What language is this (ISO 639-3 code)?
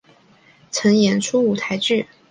zho